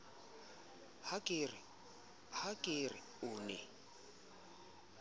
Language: Southern Sotho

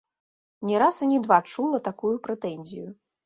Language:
Belarusian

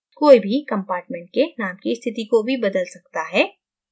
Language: Hindi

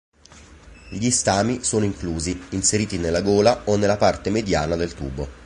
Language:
Italian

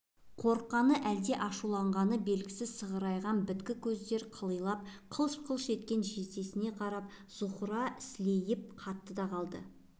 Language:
Kazakh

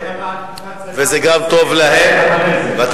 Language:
Hebrew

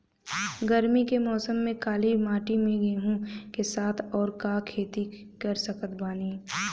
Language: Bhojpuri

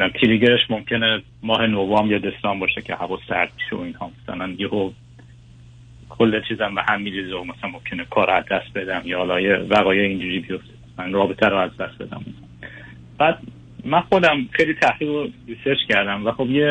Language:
Persian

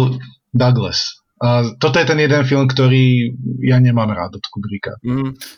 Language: Slovak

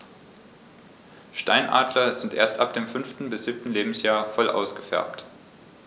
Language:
German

